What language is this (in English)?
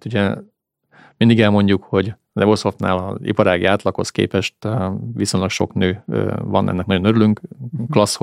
Hungarian